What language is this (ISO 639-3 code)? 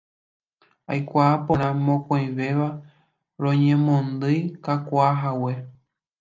grn